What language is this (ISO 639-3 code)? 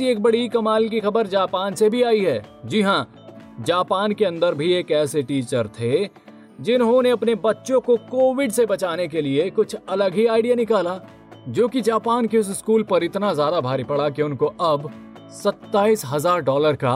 hin